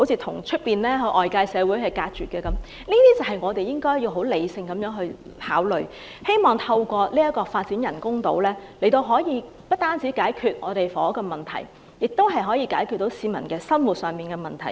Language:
Cantonese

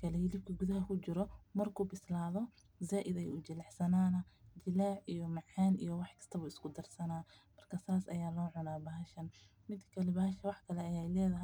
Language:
Somali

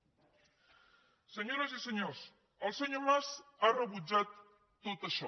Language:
Catalan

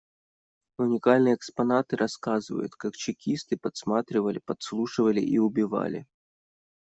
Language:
Russian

